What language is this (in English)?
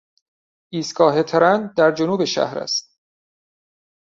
Persian